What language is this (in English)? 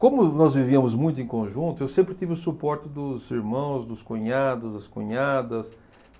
Portuguese